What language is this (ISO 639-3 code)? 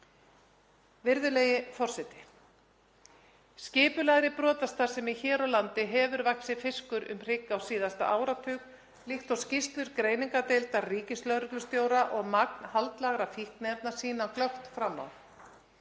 isl